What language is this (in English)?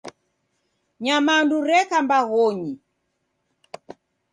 Taita